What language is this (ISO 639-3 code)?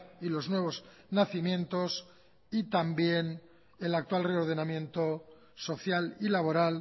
spa